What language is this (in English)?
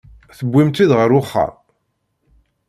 Kabyle